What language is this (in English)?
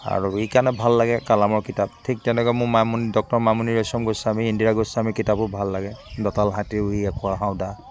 Assamese